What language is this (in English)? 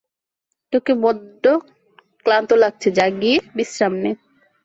Bangla